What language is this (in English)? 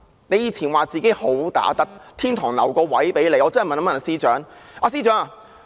Cantonese